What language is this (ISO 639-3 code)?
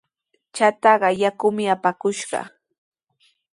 qws